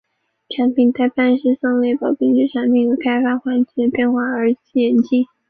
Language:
Chinese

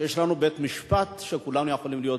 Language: Hebrew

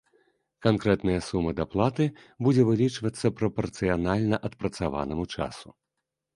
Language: Belarusian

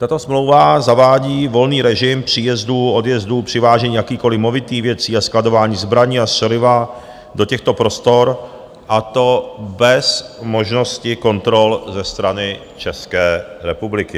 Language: Czech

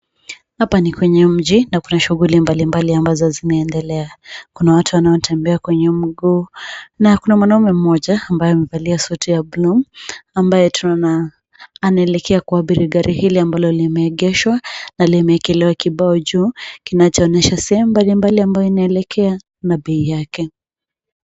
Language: Swahili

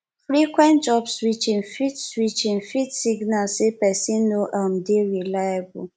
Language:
Nigerian Pidgin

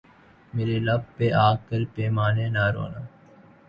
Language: Urdu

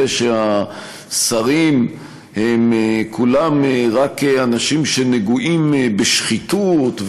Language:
Hebrew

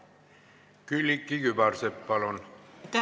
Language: Estonian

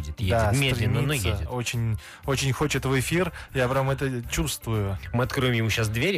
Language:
Russian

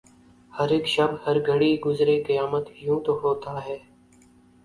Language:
Urdu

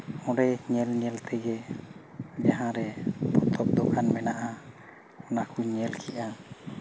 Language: Santali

